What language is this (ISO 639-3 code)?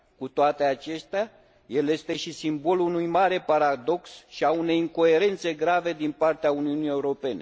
ron